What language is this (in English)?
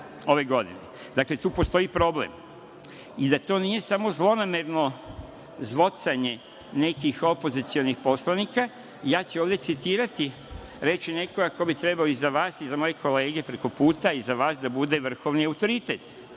Serbian